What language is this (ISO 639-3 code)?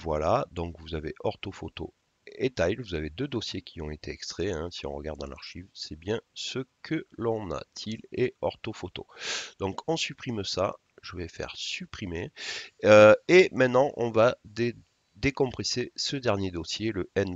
fra